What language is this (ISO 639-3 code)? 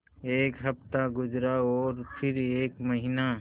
hin